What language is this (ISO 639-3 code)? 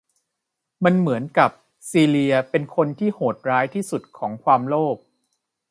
tha